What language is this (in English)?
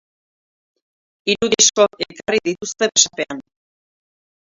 Basque